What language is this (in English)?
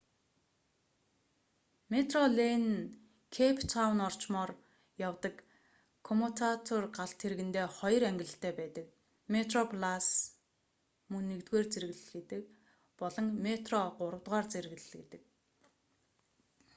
Mongolian